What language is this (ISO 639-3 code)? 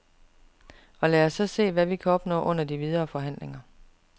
dan